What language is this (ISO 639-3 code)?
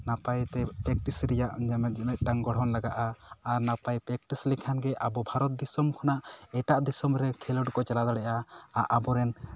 sat